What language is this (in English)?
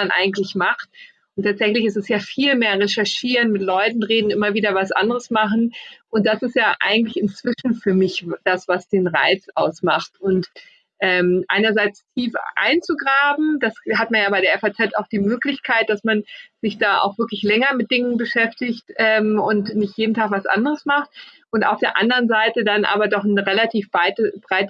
German